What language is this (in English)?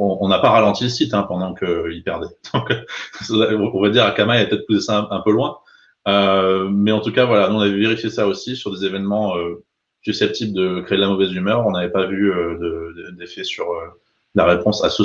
French